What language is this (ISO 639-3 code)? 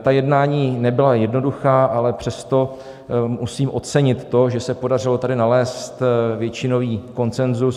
ces